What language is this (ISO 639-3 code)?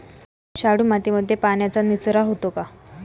mar